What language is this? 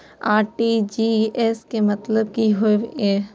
Maithili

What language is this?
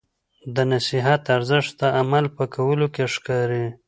Pashto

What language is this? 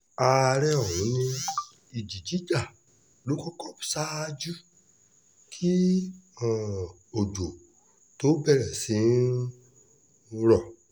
Yoruba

